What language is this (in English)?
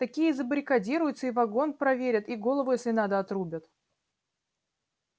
Russian